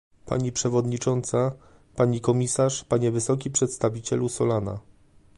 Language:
Polish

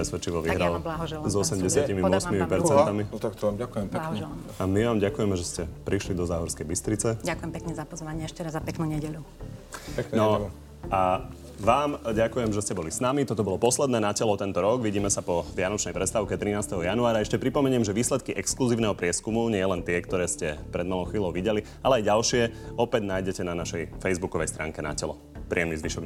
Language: Slovak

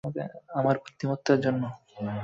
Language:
Bangla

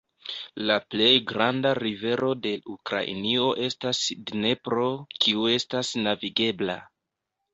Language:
Esperanto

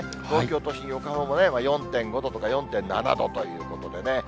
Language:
Japanese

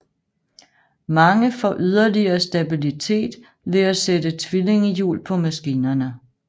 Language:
Danish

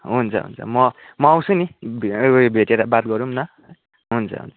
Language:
Nepali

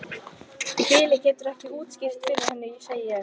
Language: Icelandic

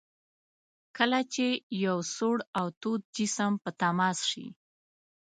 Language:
Pashto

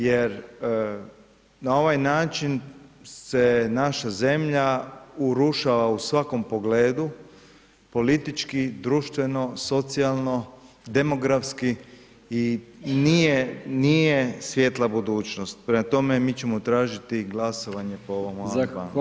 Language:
Croatian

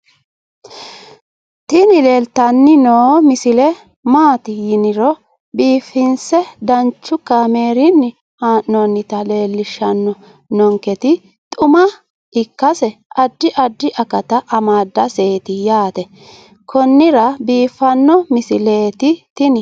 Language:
Sidamo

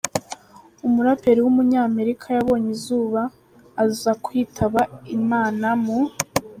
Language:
Kinyarwanda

